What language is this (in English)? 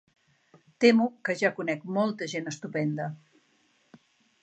Catalan